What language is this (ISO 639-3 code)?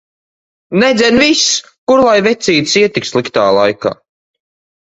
lav